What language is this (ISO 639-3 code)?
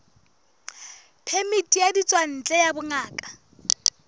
sot